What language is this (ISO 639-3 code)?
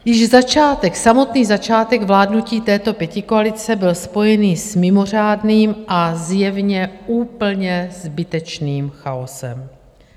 ces